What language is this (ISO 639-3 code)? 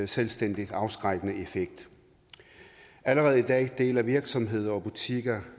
dan